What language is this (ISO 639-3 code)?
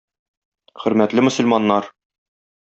tat